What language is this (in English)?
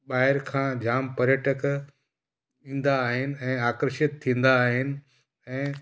Sindhi